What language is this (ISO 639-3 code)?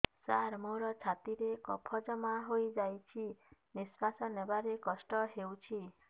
ori